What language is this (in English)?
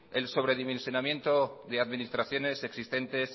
Spanish